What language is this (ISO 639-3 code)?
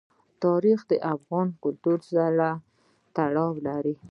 pus